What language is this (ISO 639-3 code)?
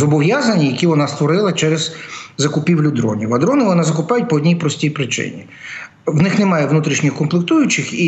ukr